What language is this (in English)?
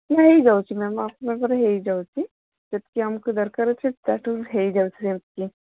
Odia